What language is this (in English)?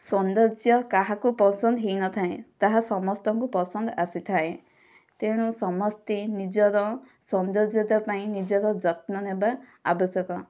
Odia